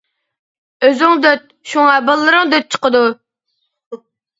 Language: Uyghur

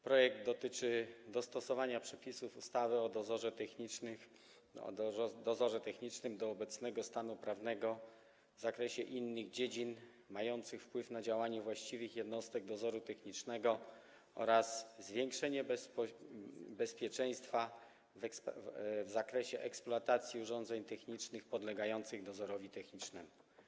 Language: Polish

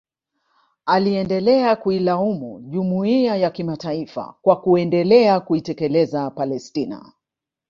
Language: Swahili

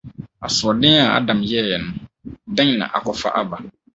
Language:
Akan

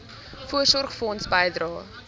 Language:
Afrikaans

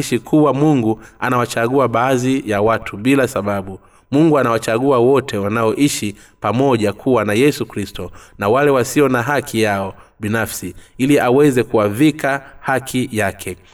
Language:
Swahili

